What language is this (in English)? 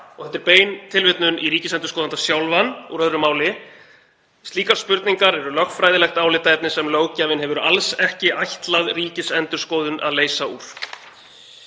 Icelandic